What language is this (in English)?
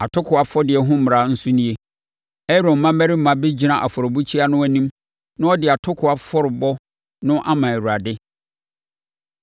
Akan